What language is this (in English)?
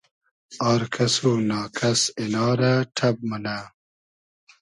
Hazaragi